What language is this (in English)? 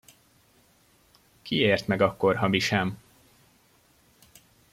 Hungarian